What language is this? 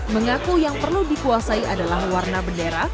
Indonesian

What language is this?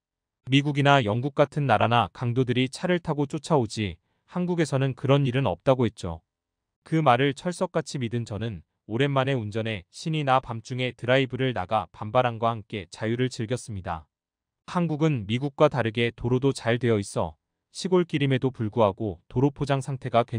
Korean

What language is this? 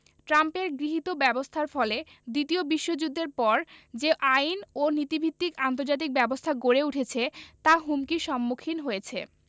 Bangla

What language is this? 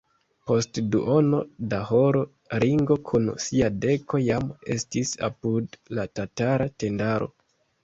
Esperanto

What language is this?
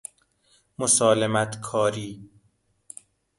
Persian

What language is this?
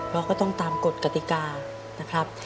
Thai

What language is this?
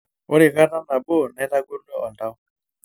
Masai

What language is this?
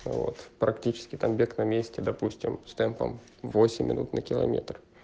Russian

